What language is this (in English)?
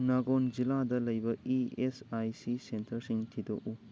Manipuri